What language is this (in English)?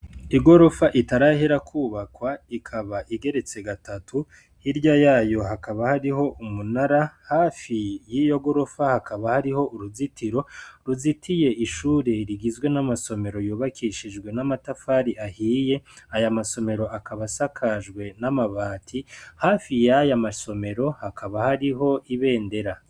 Rundi